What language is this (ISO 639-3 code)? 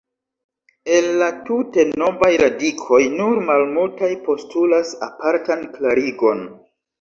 epo